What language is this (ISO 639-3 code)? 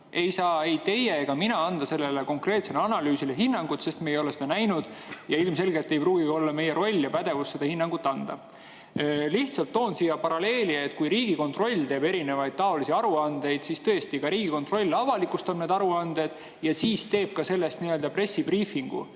est